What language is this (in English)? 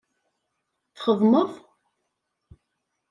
Kabyle